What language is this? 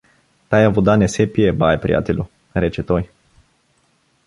Bulgarian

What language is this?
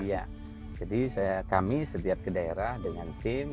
Indonesian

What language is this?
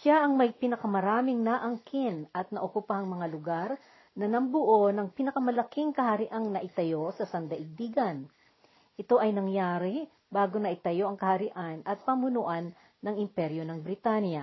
Filipino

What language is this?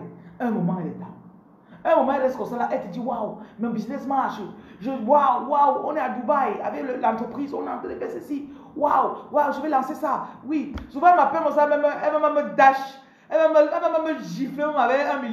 French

